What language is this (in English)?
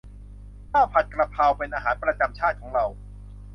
Thai